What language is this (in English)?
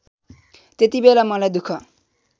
Nepali